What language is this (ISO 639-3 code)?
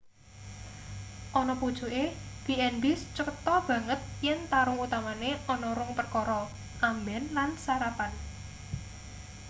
jav